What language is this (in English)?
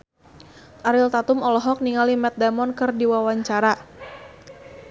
Sundanese